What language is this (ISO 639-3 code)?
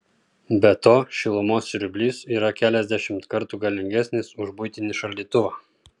lit